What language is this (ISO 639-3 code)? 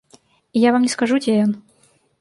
bel